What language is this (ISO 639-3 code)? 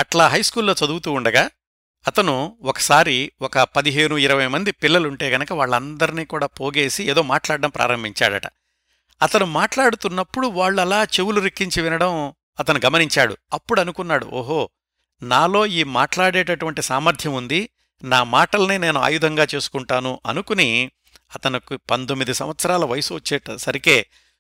tel